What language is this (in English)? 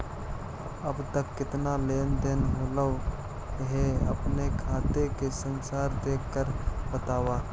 Magahi